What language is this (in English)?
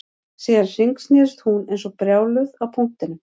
Icelandic